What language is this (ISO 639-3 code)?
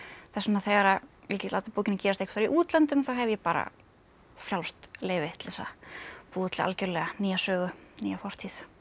isl